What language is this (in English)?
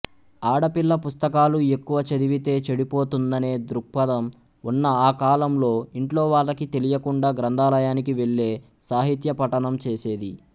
Telugu